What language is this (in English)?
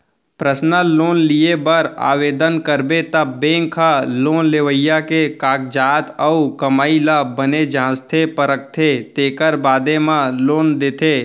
Chhattisgarhi